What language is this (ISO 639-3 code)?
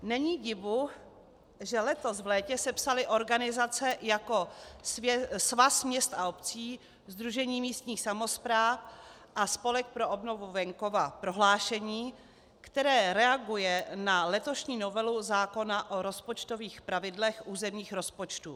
ces